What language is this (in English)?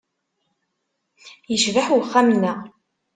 Kabyle